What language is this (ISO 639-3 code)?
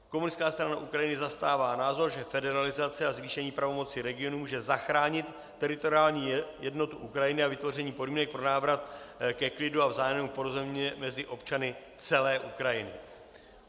ces